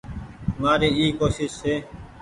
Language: Goaria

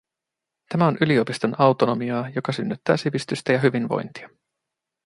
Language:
Finnish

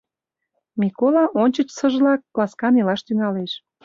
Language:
Mari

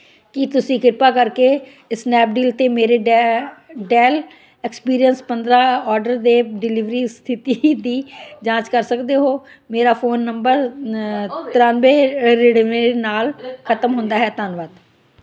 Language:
Punjabi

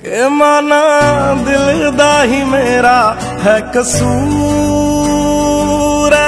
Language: Hindi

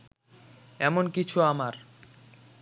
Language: Bangla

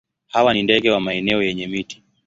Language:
Swahili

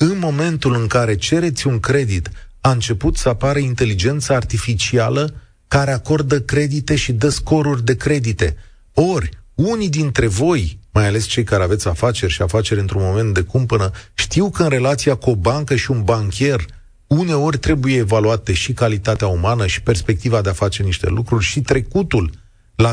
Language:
Romanian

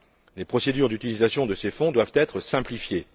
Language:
French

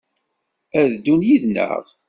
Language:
Kabyle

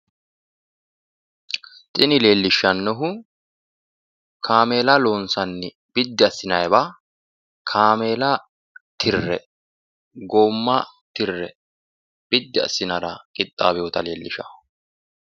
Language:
Sidamo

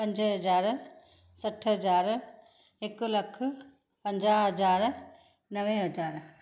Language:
Sindhi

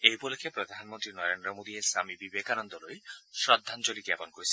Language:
Assamese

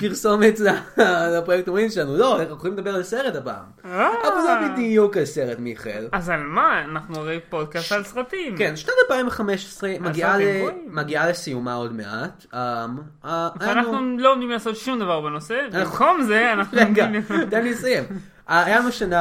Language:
Hebrew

